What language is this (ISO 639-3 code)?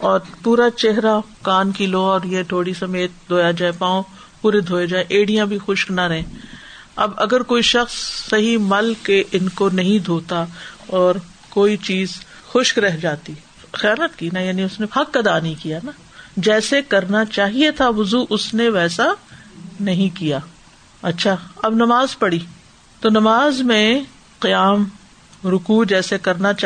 urd